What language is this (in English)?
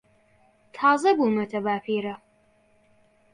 Central Kurdish